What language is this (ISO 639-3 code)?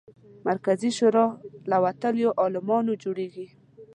pus